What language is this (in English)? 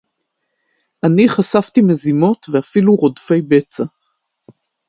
Hebrew